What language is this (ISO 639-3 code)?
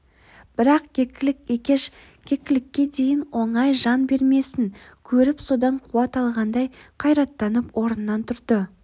kaz